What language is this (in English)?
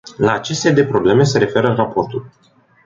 Romanian